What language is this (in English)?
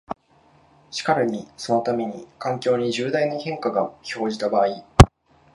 Japanese